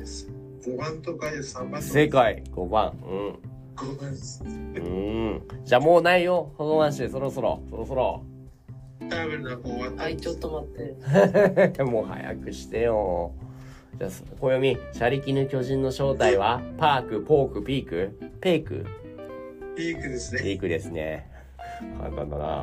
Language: Japanese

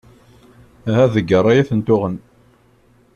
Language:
Kabyle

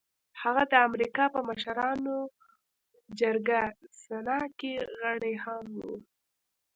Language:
Pashto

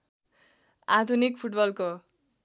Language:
Nepali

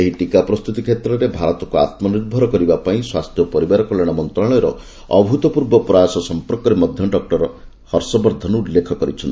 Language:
Odia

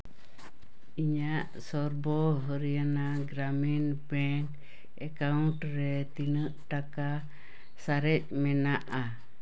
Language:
Santali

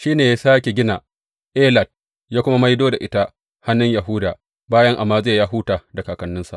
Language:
Hausa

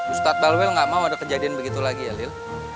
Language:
Indonesian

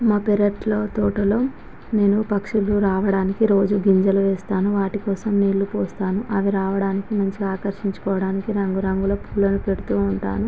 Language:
Telugu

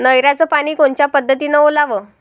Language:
Marathi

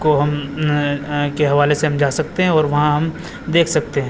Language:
Urdu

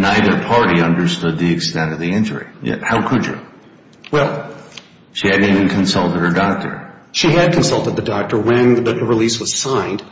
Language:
English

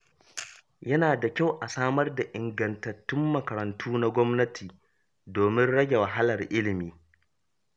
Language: Hausa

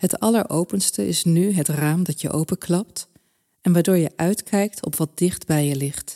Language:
Dutch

